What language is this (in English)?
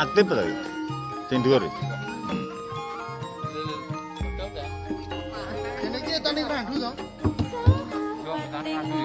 Indonesian